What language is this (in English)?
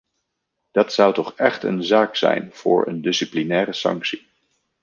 Dutch